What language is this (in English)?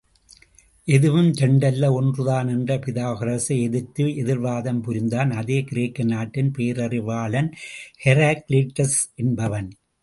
Tamil